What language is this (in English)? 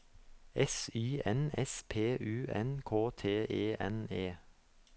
Norwegian